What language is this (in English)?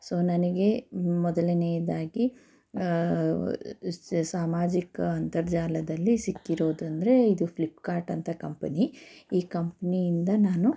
Kannada